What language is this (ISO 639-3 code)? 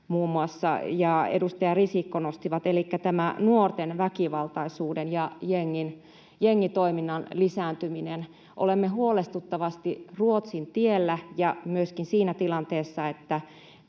fin